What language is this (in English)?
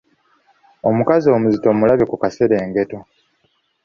Ganda